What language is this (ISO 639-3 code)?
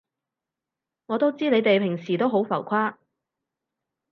yue